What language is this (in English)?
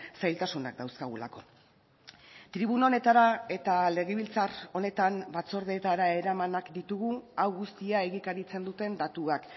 Basque